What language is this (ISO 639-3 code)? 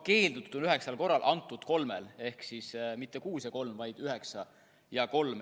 est